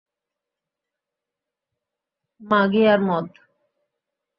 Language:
Bangla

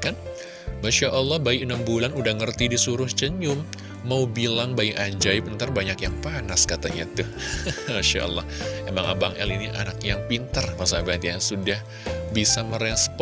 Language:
Indonesian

